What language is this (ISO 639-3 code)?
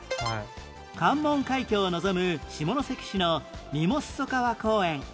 jpn